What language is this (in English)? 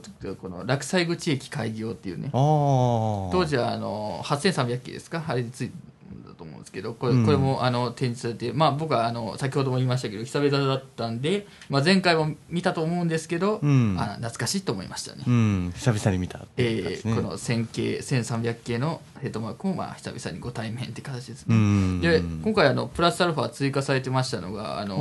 Japanese